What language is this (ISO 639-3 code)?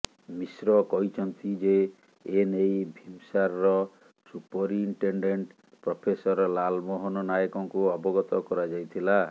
ori